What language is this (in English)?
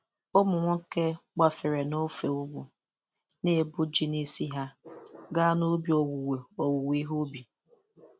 Igbo